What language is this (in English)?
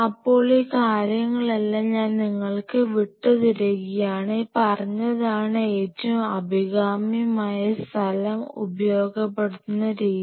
Malayalam